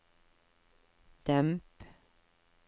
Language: Norwegian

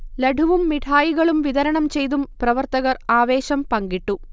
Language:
Malayalam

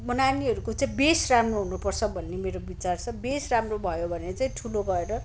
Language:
Nepali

